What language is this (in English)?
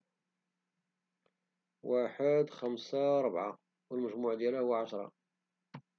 Moroccan Arabic